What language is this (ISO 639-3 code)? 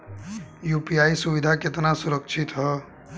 bho